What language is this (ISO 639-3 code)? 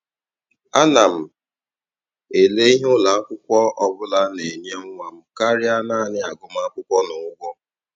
ibo